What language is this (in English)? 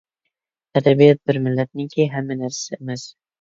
Uyghur